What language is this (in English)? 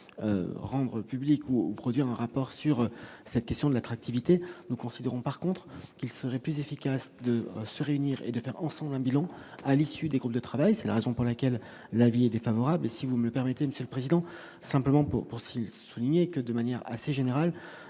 French